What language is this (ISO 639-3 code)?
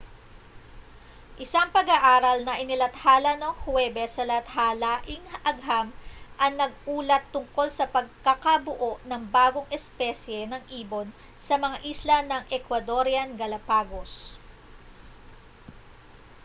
fil